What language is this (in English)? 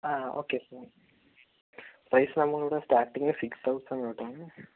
Malayalam